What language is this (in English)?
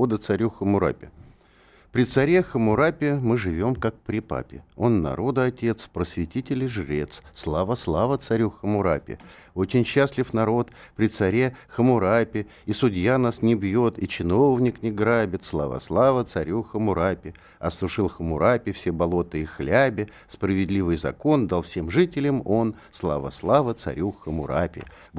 Russian